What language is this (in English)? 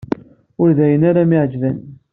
Kabyle